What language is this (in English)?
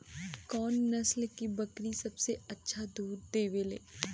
Bhojpuri